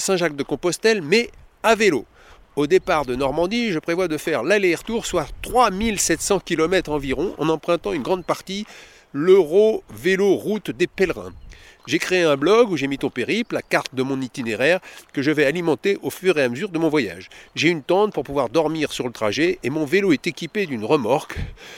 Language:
French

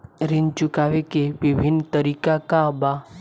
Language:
Bhojpuri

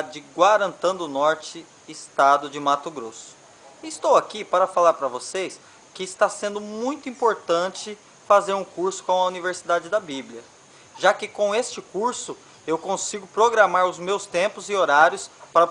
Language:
Portuguese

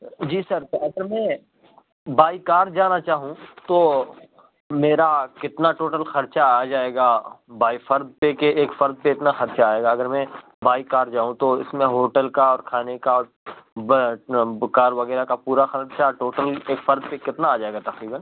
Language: Urdu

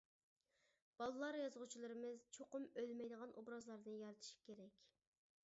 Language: Uyghur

